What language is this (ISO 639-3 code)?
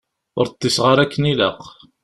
kab